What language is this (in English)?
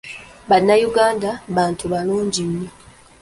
Ganda